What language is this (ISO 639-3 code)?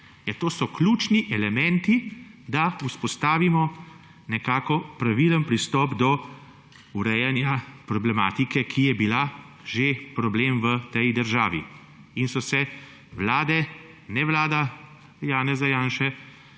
slv